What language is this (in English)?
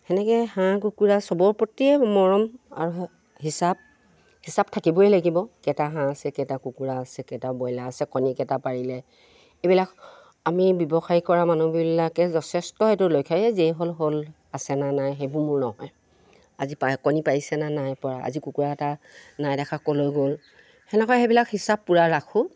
Assamese